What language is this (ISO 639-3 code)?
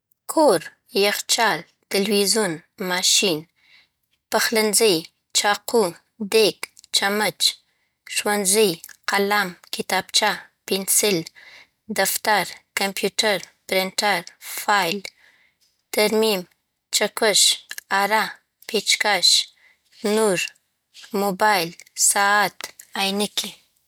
pbt